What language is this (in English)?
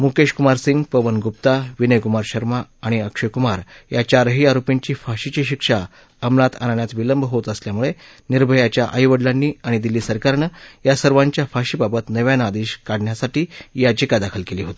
Marathi